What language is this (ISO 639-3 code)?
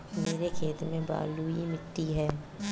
hin